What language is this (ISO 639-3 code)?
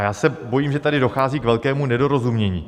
ces